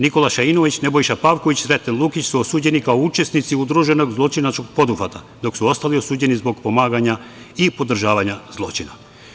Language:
Serbian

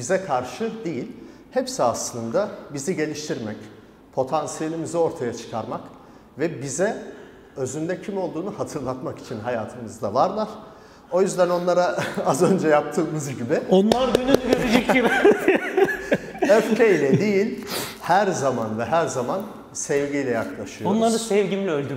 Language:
Turkish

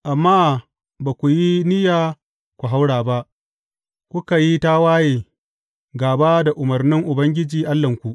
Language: Hausa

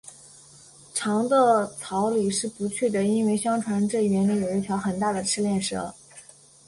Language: Chinese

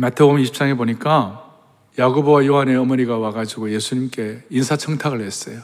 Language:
Korean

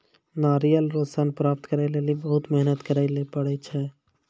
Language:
Maithili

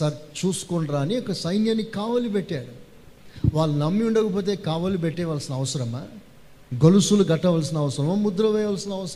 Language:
Telugu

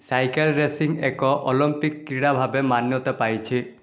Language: Odia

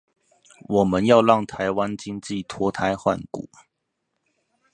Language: Chinese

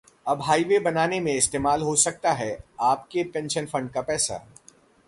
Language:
Hindi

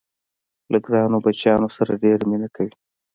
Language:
Pashto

